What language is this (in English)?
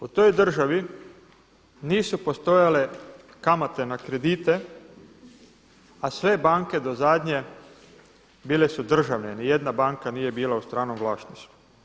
Croatian